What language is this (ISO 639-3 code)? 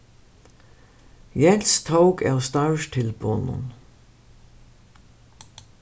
fao